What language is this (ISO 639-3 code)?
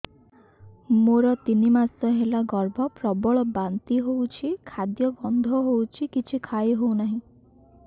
ori